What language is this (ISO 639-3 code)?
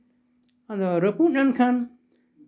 sat